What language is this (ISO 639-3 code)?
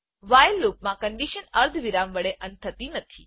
guj